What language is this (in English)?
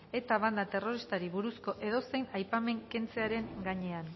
Basque